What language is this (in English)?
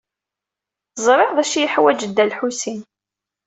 Kabyle